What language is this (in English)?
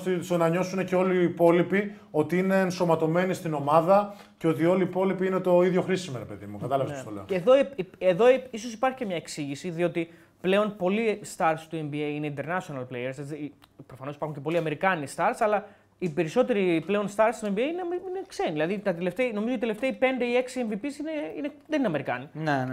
Greek